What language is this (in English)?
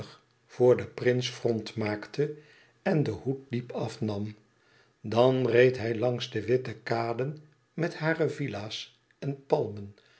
Dutch